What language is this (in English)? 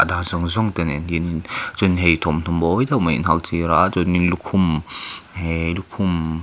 Mizo